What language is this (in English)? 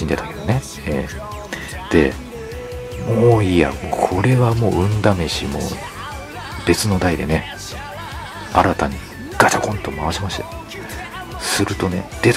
Japanese